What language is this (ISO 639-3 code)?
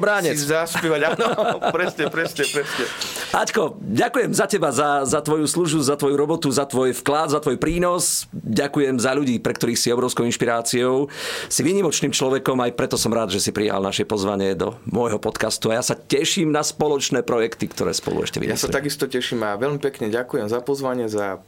slk